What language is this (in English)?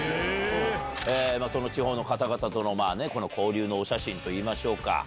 Japanese